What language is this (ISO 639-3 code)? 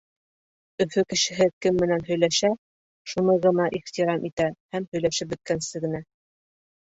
bak